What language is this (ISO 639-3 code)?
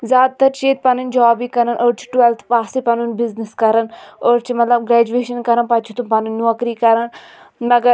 kas